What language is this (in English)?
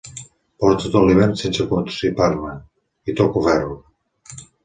Catalan